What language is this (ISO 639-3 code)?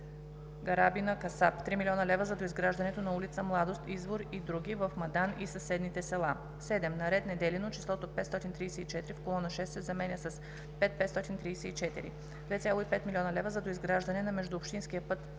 bul